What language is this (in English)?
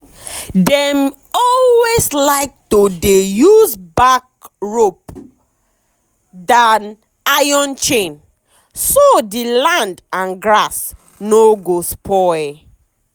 Nigerian Pidgin